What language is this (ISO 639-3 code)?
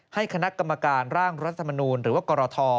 tha